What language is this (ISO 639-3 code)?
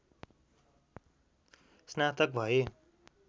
nep